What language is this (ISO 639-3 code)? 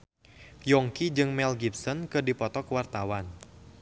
sun